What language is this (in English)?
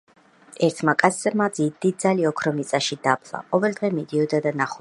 Georgian